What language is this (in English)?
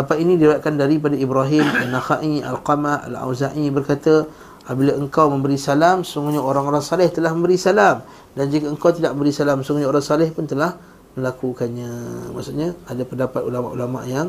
Malay